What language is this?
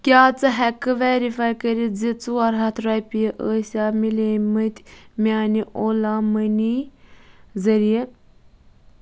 Kashmiri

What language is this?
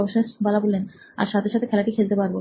Bangla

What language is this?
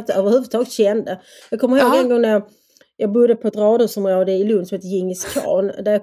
Swedish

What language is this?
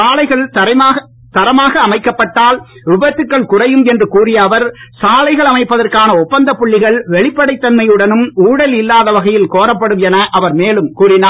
Tamil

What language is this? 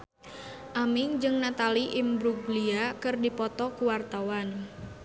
Sundanese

